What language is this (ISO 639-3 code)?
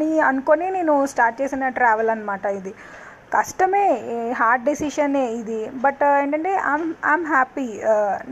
tel